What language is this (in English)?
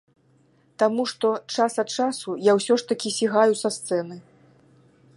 Belarusian